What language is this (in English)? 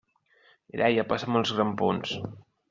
Catalan